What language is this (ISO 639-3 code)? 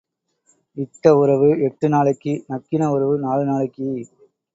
tam